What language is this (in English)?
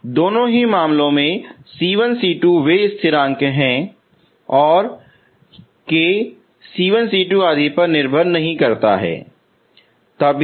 Hindi